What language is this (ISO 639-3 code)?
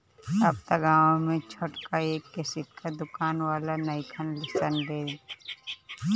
bho